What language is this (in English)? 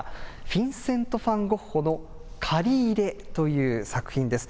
Japanese